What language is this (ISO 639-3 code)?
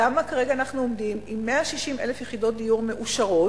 heb